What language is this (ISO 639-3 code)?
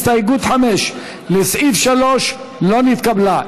heb